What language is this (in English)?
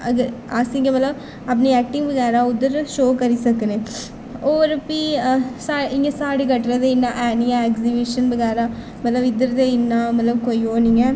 Dogri